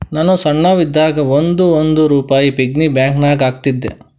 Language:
Kannada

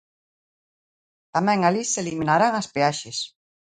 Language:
Galician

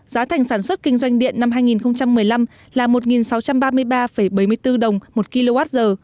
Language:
Vietnamese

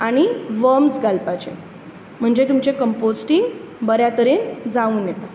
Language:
Konkani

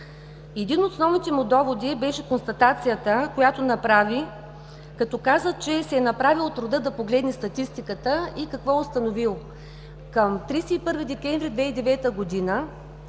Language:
Bulgarian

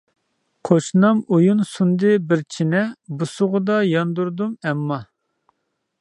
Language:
Uyghur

